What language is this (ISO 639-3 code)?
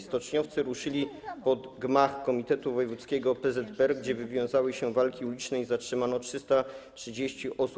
pol